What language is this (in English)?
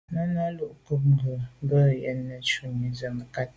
Medumba